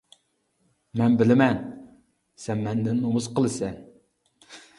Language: Uyghur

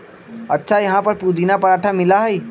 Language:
Magahi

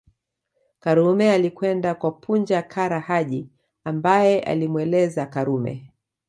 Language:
Swahili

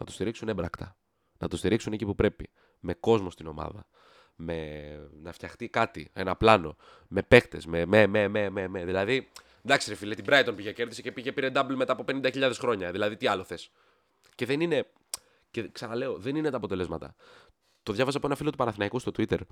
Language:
Greek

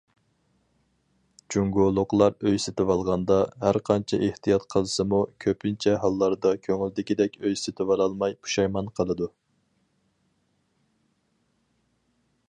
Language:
Uyghur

